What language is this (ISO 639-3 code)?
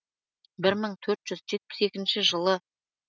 kaz